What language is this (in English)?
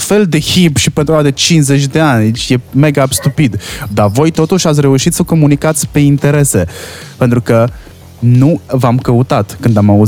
Romanian